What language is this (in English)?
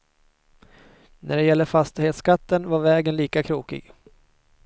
Swedish